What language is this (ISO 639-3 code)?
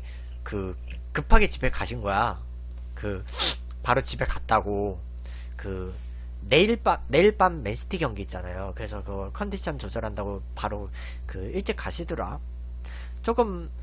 kor